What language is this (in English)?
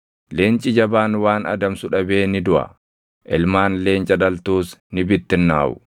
Oromo